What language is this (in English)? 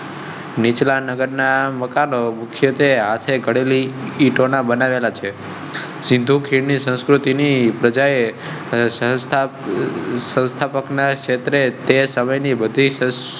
Gujarati